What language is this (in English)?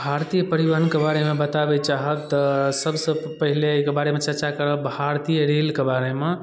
Maithili